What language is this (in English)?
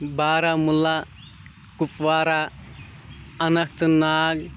Kashmiri